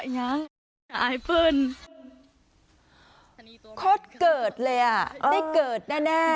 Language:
Thai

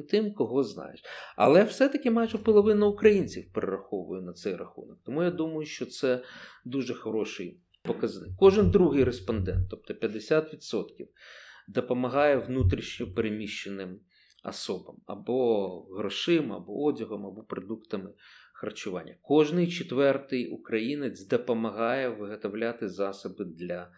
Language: Ukrainian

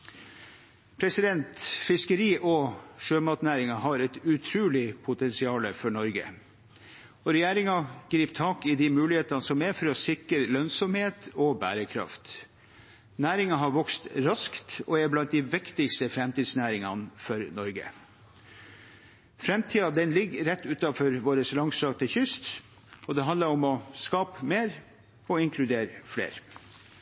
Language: Norwegian Bokmål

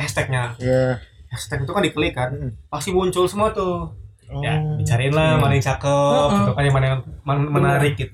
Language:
Indonesian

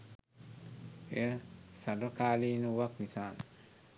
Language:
Sinhala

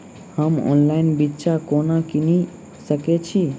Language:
Maithili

